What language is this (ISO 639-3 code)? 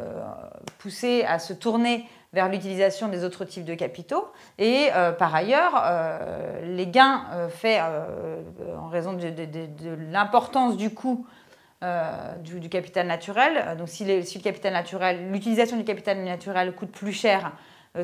fra